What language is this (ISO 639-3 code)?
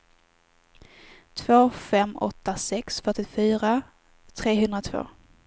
swe